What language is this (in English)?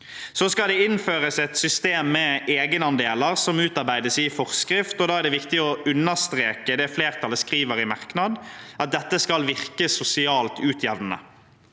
Norwegian